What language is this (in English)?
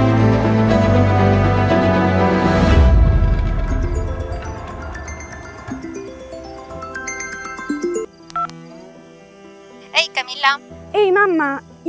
Italian